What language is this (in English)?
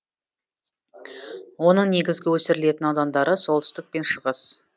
Kazakh